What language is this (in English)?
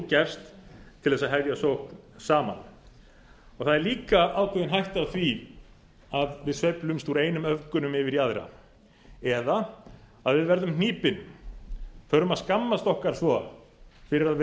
Icelandic